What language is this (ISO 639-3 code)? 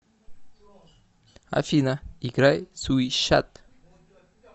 rus